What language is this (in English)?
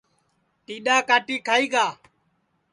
Sansi